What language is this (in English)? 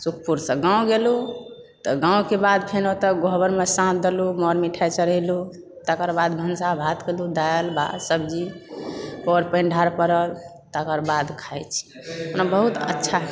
Maithili